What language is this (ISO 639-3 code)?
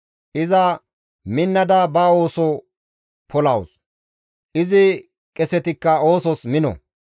gmv